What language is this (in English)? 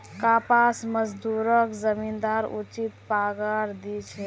Magahi